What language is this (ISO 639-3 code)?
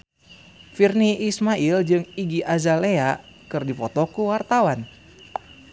sun